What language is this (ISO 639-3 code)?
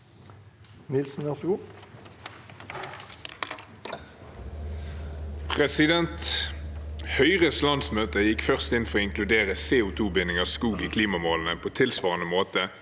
nor